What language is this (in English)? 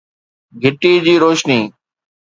Sindhi